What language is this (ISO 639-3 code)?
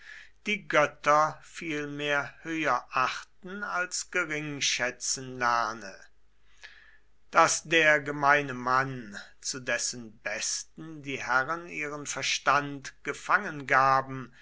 deu